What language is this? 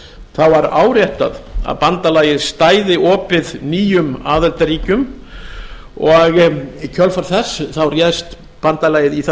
Icelandic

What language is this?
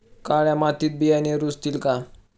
Marathi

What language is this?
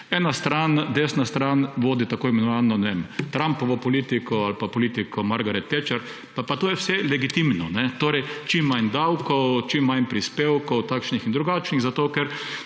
Slovenian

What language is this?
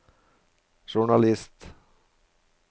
Norwegian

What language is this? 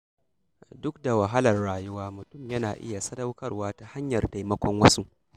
Hausa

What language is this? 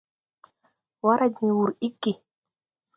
Tupuri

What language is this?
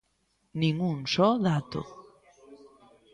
Galician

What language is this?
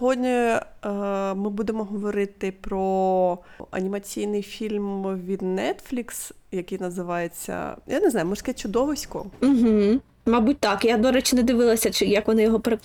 Ukrainian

